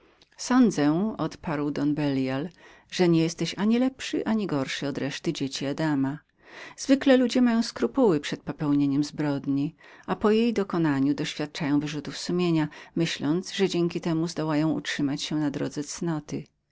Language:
Polish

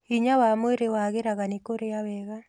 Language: Kikuyu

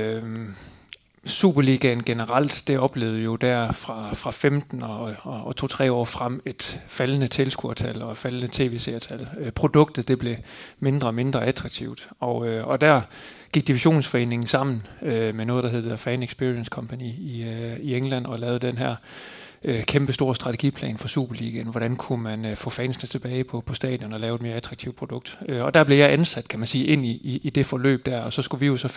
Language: Danish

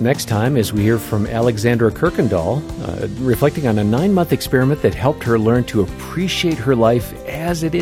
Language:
English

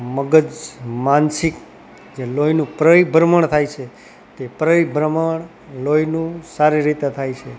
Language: Gujarati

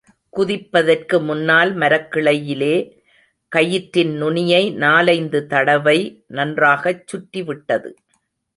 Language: Tamil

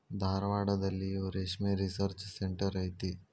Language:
Kannada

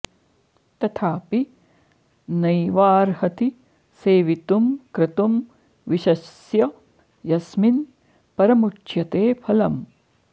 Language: Sanskrit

